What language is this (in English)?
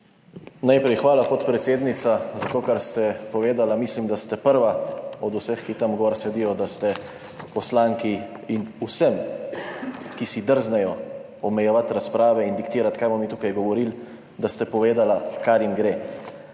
Slovenian